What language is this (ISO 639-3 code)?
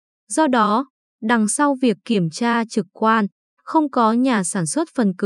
vie